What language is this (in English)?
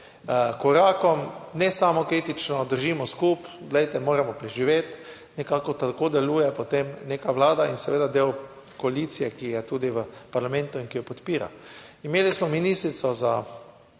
Slovenian